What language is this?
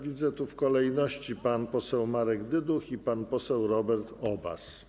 Polish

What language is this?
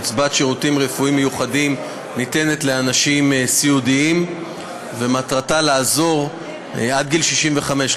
Hebrew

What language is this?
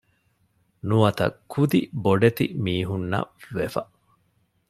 Divehi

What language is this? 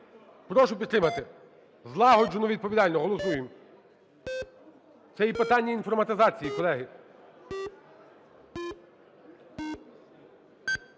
Ukrainian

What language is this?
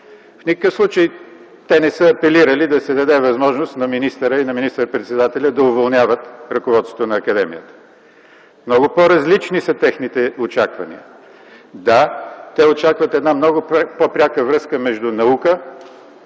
Bulgarian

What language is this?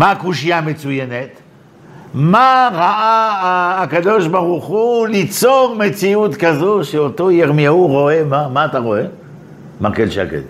Hebrew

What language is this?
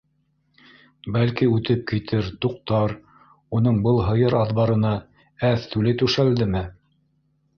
Bashkir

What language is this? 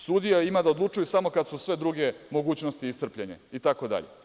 Serbian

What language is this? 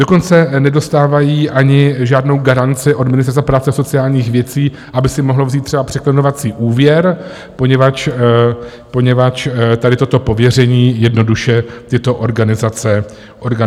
Czech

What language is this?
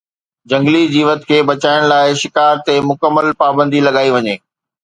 Sindhi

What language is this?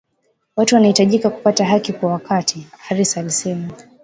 Swahili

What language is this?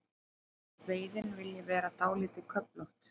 Icelandic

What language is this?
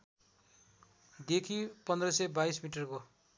Nepali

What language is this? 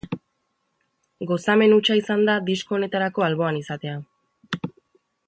Basque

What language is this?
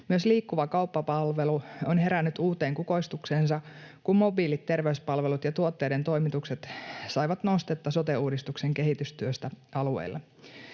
Finnish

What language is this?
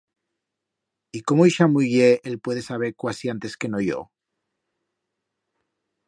Aragonese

